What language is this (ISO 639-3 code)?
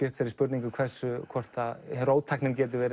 isl